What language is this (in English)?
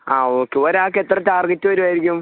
Malayalam